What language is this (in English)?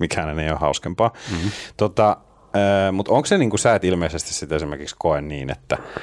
Finnish